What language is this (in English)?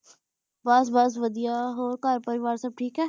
Punjabi